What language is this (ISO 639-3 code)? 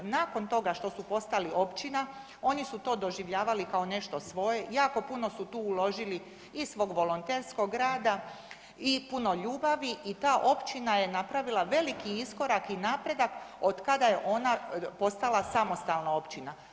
hrv